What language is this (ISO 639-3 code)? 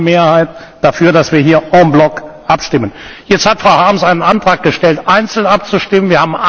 deu